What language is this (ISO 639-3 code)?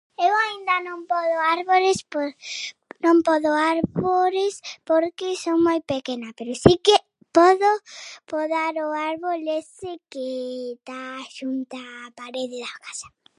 glg